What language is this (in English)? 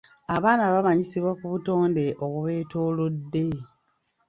Ganda